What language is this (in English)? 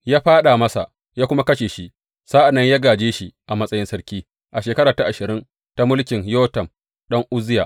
Hausa